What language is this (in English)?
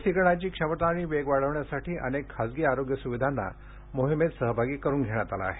Marathi